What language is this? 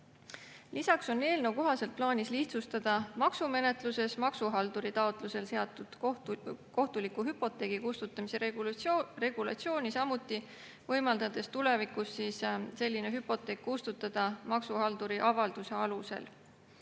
Estonian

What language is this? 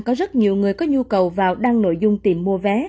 Vietnamese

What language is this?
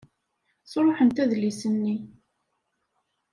Kabyle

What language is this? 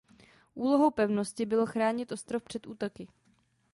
Czech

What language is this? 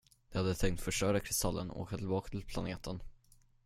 Swedish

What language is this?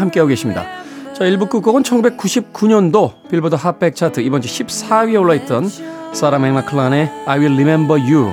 Korean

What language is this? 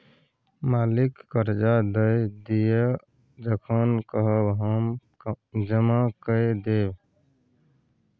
Maithili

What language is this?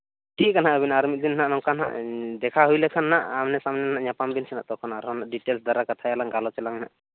Santali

